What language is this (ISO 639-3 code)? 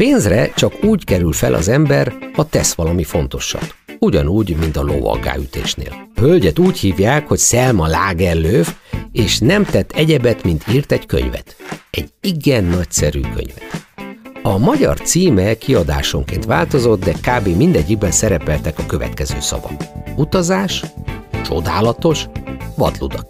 hun